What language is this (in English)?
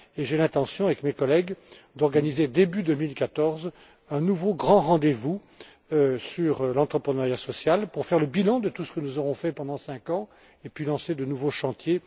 French